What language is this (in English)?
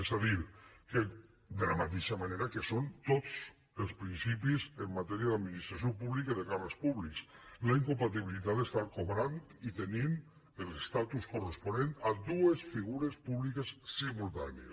Catalan